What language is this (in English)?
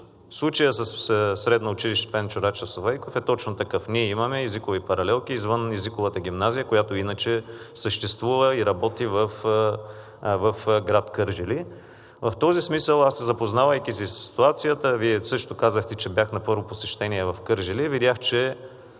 Bulgarian